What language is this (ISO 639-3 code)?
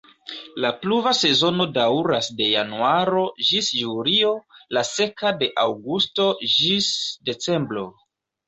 epo